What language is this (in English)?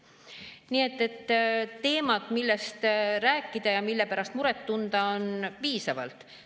Estonian